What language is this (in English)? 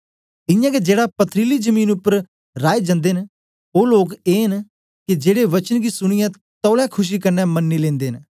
Dogri